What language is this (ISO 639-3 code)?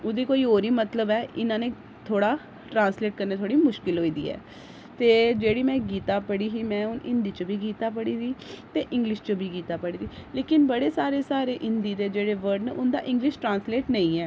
doi